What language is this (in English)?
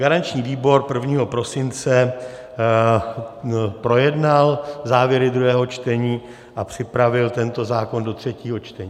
Czech